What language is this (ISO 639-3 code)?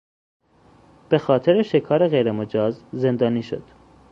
fas